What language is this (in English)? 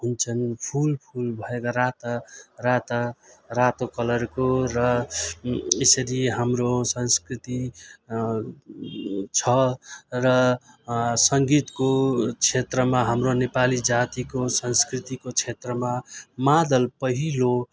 Nepali